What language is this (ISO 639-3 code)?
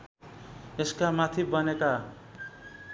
nep